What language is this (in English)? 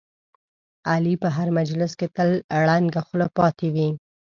Pashto